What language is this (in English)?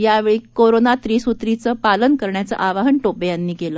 Marathi